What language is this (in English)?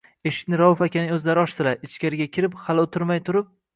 Uzbek